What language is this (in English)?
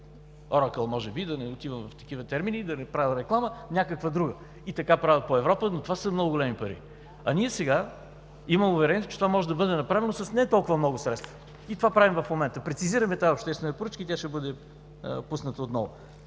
Bulgarian